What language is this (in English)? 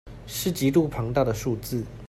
Chinese